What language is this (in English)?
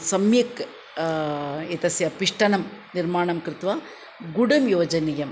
Sanskrit